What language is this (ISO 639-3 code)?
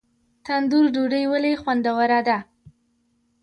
pus